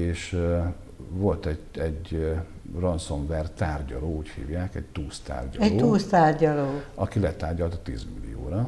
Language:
Hungarian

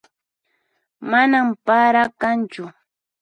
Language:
Puno Quechua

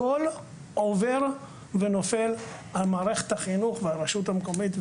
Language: Hebrew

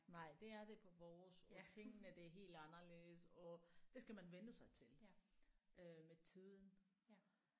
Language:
Danish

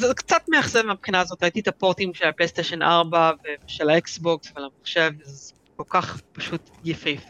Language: Hebrew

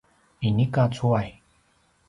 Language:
Paiwan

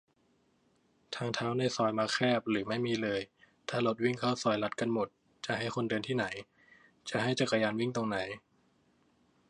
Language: Thai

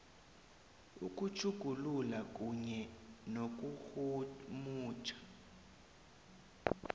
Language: South Ndebele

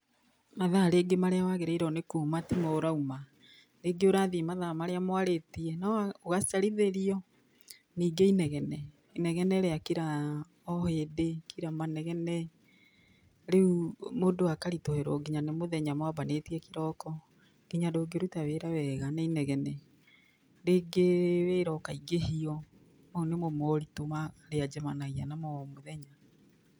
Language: Kikuyu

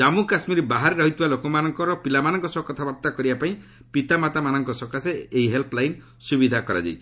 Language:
Odia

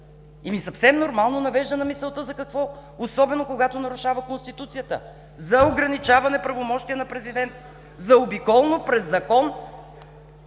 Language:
Bulgarian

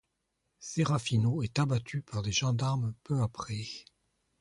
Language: French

